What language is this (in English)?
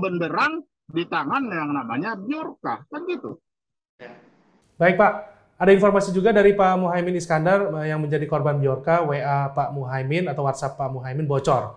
Indonesian